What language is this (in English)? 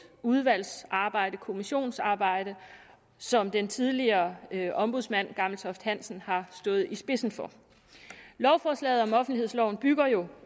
Danish